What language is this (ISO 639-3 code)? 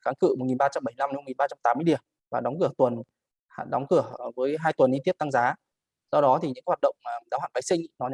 vie